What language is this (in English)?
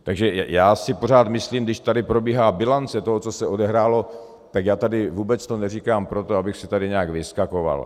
Czech